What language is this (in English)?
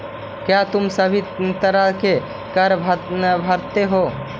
Magahi